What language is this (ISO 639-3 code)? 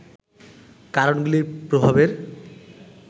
ben